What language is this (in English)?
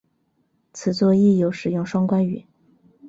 Chinese